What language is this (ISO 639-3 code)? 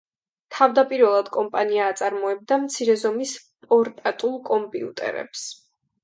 kat